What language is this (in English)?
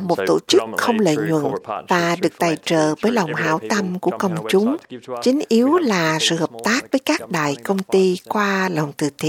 Vietnamese